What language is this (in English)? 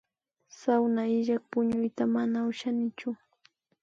Imbabura Highland Quichua